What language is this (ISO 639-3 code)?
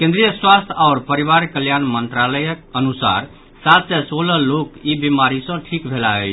mai